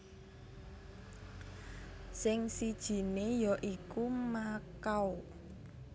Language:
Javanese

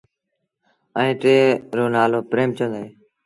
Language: Sindhi Bhil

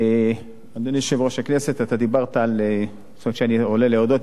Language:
Hebrew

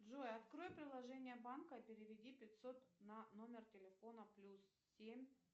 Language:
Russian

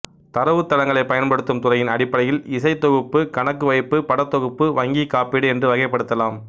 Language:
Tamil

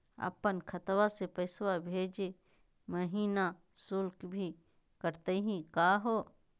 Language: Magahi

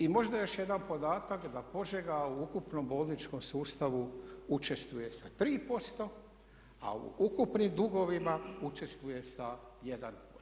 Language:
Croatian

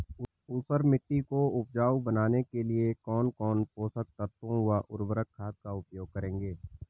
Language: Hindi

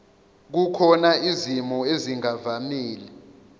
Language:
Zulu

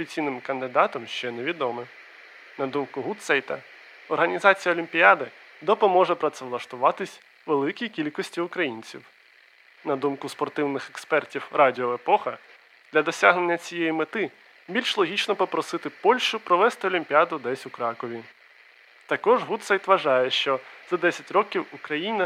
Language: Ukrainian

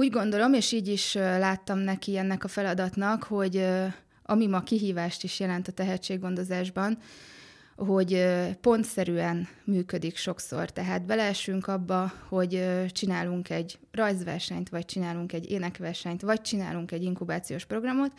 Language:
Hungarian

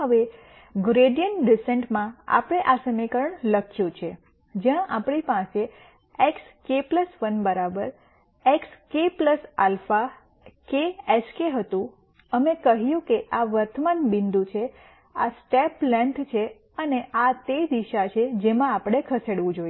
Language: Gujarati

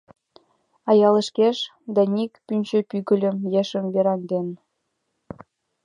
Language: Mari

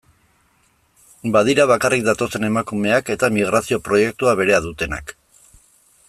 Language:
Basque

